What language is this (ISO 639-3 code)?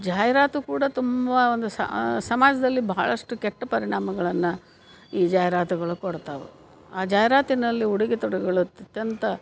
kan